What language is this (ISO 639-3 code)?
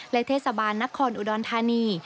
tha